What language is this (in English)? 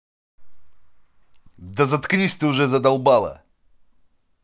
Russian